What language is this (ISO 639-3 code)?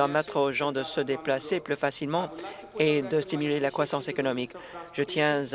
fra